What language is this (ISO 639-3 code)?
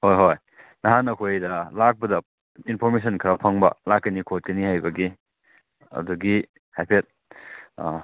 mni